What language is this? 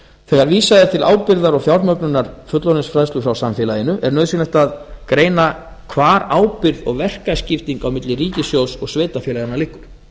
Icelandic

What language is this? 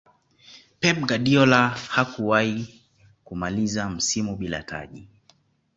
Swahili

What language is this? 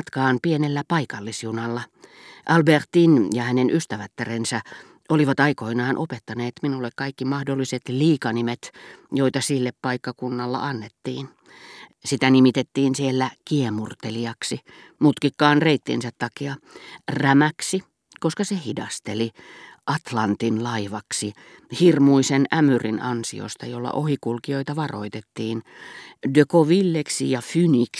Finnish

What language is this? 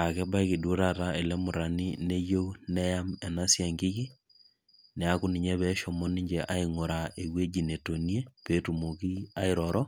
Masai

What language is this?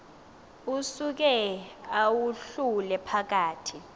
Xhosa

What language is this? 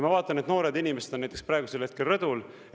Estonian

